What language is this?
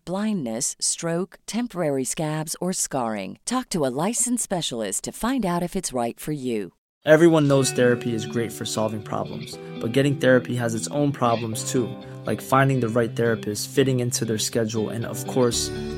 Persian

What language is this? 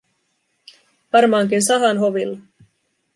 Finnish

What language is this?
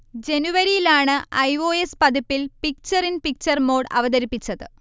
Malayalam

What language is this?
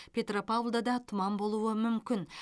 Kazakh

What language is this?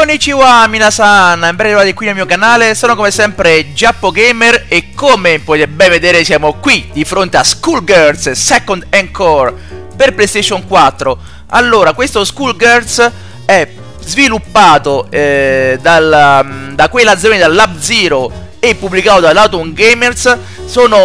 Italian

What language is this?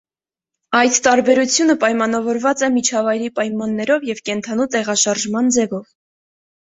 Armenian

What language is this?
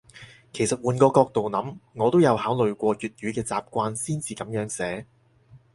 Cantonese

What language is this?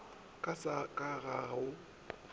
Northern Sotho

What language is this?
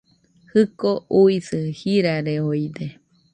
Nüpode Huitoto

